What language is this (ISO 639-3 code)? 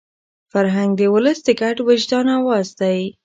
pus